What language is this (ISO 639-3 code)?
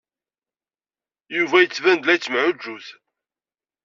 kab